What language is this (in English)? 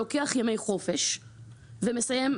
Hebrew